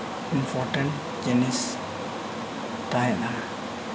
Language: Santali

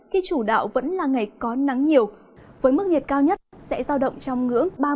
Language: Vietnamese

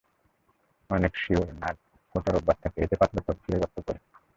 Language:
Bangla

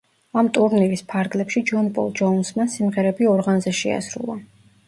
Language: Georgian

